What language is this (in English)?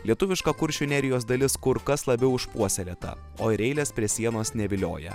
Lithuanian